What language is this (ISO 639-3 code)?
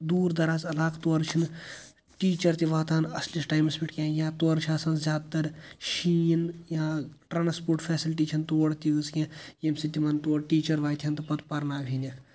kas